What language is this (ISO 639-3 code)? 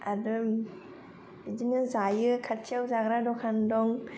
brx